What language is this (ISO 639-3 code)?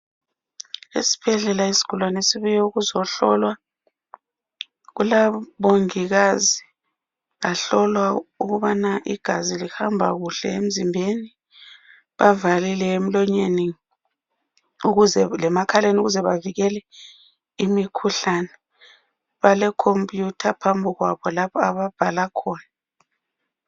nde